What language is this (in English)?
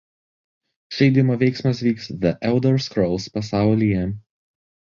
Lithuanian